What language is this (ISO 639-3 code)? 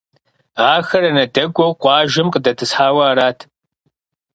kbd